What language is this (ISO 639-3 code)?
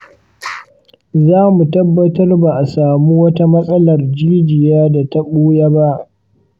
hau